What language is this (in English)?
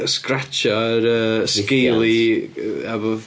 Welsh